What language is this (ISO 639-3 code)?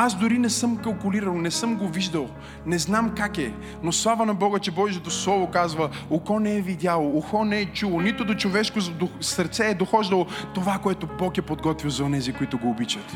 bul